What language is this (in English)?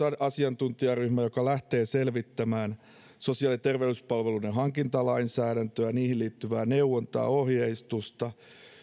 Finnish